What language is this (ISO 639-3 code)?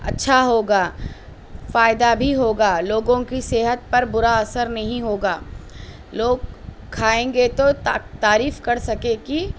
urd